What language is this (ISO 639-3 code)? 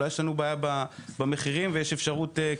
heb